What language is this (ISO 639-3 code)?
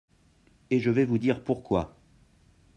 fra